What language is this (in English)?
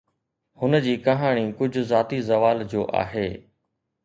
Sindhi